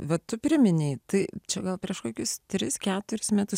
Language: Lithuanian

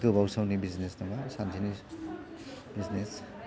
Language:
Bodo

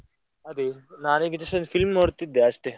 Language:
Kannada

